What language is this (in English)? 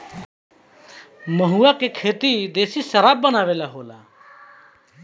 Bhojpuri